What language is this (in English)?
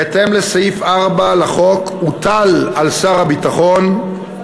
Hebrew